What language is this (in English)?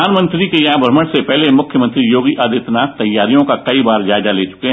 Hindi